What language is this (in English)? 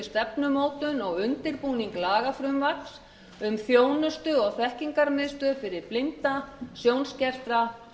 Icelandic